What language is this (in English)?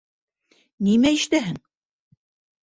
Bashkir